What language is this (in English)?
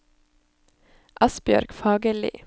Norwegian